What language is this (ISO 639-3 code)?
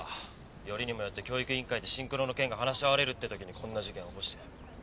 jpn